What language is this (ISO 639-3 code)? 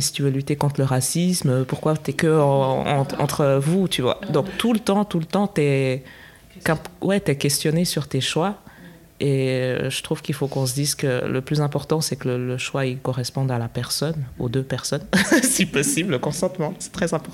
fra